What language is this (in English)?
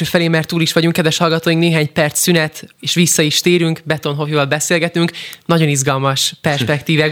Hungarian